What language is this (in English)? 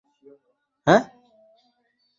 Bangla